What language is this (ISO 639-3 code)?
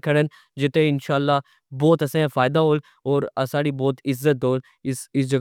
phr